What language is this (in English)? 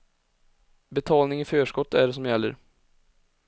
Swedish